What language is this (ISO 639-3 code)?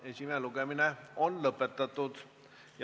est